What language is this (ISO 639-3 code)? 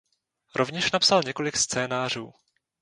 ces